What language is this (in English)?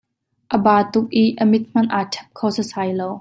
Hakha Chin